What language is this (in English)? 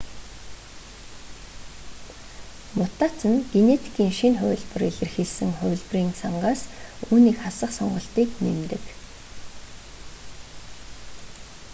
Mongolian